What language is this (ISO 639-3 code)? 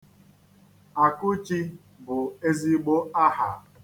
ibo